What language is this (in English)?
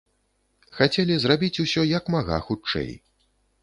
Belarusian